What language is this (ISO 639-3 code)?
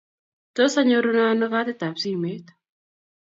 kln